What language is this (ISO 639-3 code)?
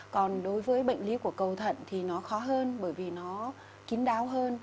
vie